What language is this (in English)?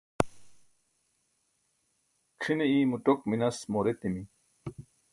Burushaski